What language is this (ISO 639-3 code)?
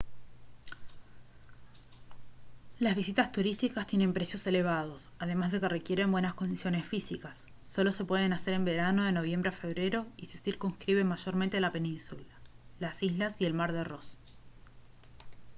spa